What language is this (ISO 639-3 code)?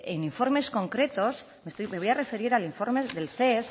spa